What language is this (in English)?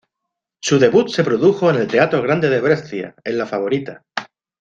Spanish